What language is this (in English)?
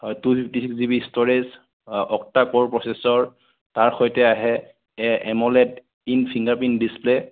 Assamese